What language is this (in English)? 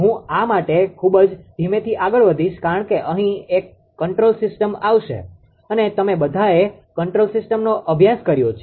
Gujarati